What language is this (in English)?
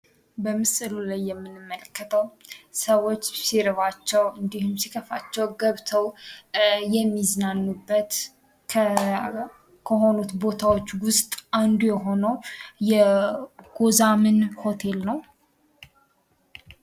Amharic